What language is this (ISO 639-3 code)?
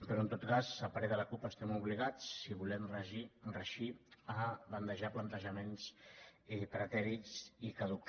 cat